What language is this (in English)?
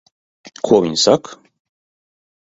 Latvian